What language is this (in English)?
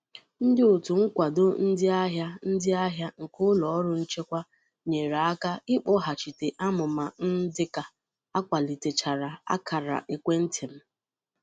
Igbo